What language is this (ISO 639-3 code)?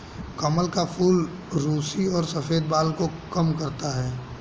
hin